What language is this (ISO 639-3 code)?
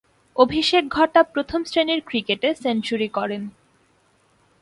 ben